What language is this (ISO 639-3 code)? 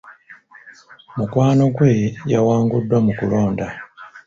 lug